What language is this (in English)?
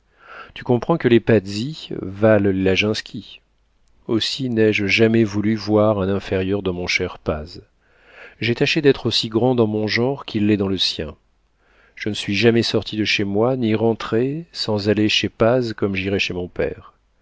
French